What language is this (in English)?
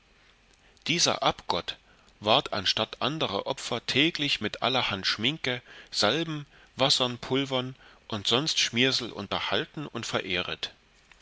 German